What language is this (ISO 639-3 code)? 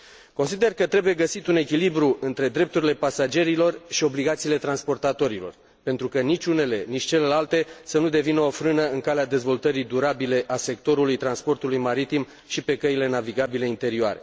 ron